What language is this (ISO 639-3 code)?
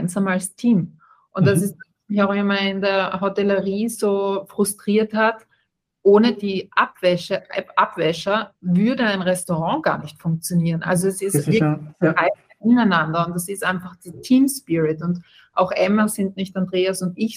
deu